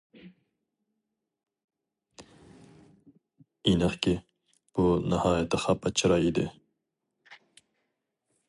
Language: Uyghur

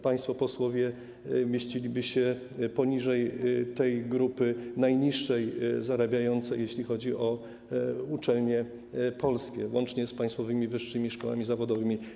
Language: Polish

